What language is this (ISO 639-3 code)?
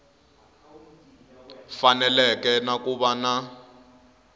tso